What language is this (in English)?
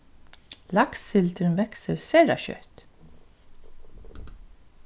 Faroese